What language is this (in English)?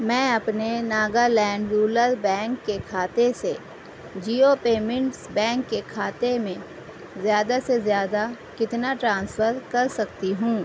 Urdu